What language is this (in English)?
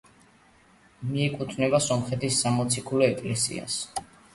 Georgian